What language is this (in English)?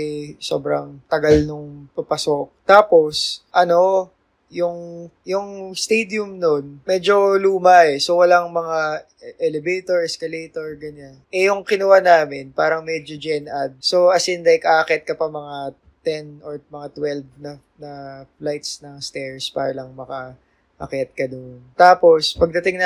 Filipino